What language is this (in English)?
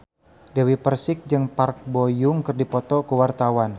Sundanese